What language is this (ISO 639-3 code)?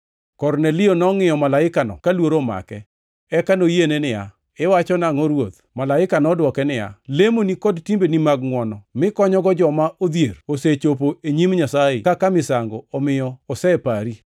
luo